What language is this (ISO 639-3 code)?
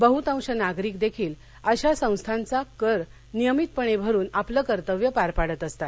mar